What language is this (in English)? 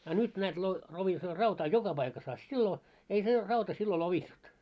Finnish